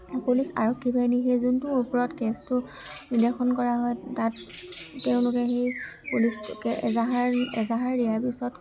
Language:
Assamese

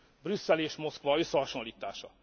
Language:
Hungarian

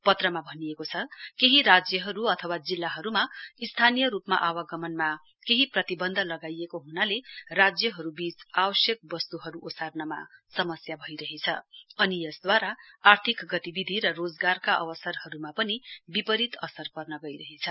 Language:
Nepali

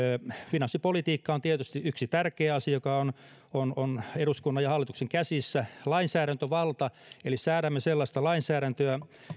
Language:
Finnish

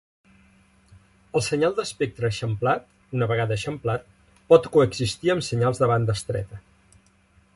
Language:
Catalan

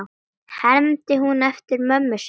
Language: Icelandic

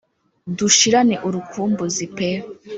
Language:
Kinyarwanda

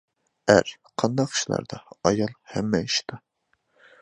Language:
Uyghur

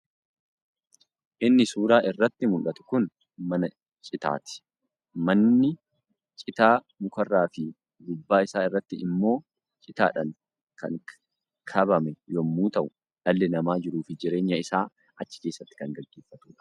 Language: Oromo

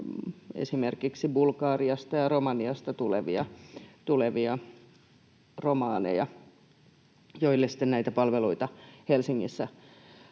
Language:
Finnish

